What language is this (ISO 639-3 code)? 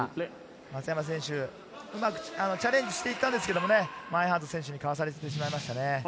jpn